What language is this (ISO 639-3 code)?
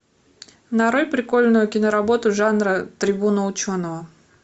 rus